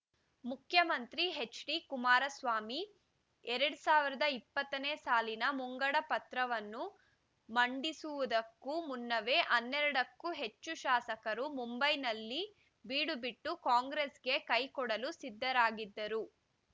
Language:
Kannada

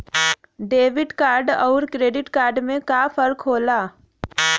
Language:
Bhojpuri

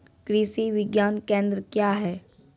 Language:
Maithili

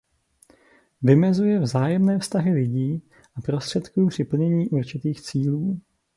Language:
Czech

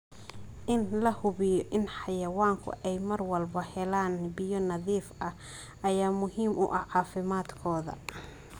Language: Somali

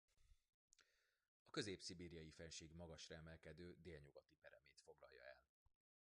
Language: Hungarian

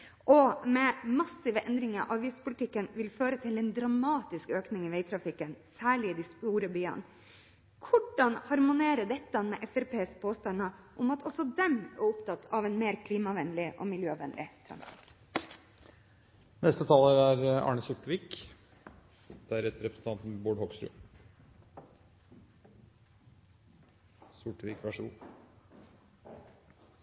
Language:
Norwegian Bokmål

